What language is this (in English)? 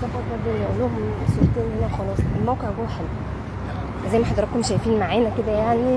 Arabic